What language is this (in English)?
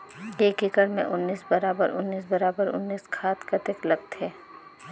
Chhattisgarhi